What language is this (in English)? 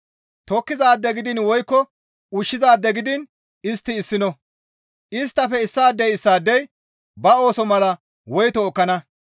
Gamo